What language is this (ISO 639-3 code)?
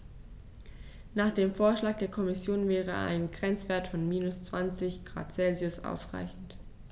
deu